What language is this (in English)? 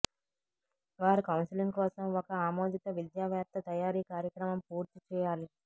Telugu